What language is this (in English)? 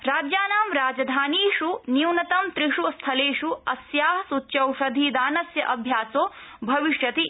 Sanskrit